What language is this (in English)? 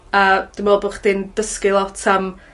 Welsh